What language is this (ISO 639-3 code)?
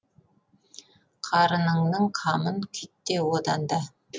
kaz